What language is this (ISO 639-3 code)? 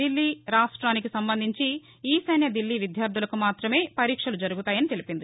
tel